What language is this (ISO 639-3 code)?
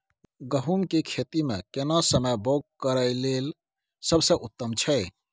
mai